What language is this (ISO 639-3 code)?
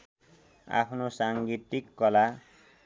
nep